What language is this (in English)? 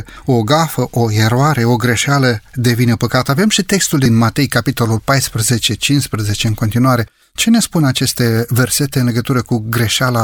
Romanian